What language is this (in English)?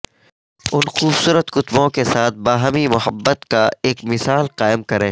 Urdu